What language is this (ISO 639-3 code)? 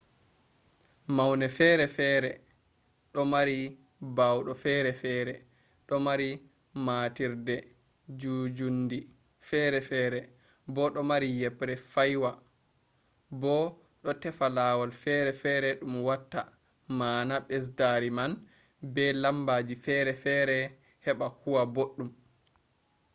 ful